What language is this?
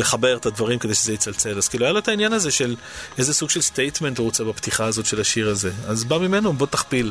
Hebrew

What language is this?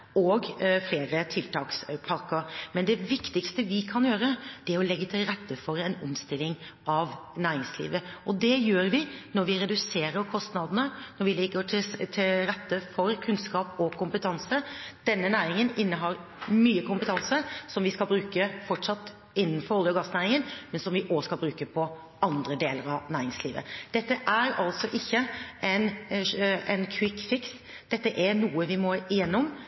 Norwegian Bokmål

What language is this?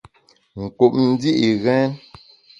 Bamun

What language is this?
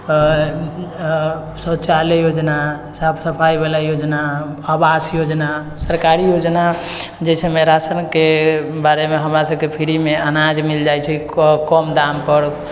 Maithili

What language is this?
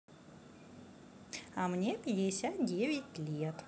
Russian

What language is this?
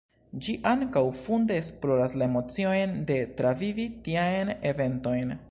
Esperanto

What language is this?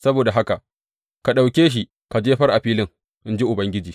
Hausa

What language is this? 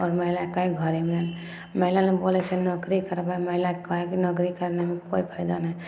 Maithili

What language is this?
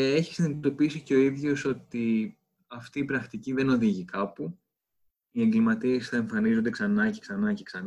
Greek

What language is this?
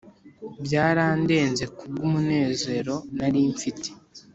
Kinyarwanda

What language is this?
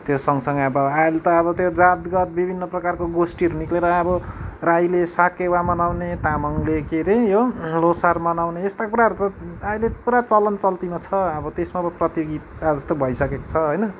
Nepali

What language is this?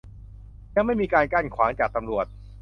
Thai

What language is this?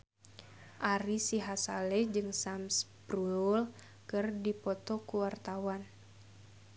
Sundanese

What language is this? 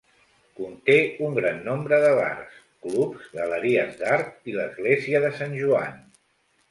Catalan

